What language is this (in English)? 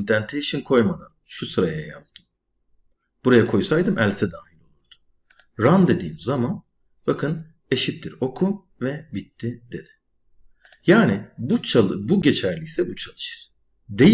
Turkish